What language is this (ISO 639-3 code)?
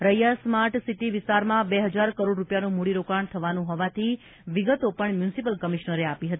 guj